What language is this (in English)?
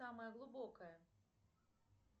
Russian